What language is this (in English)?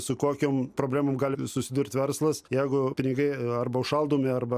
Lithuanian